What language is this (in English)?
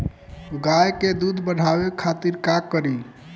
Bhojpuri